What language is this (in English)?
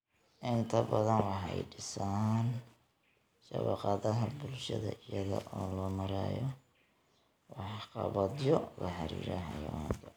Somali